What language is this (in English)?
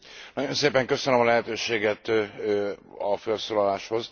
Hungarian